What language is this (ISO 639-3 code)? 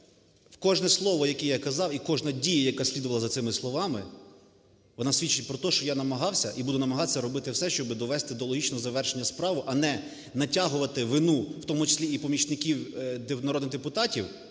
ukr